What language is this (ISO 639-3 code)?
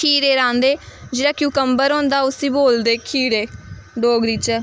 doi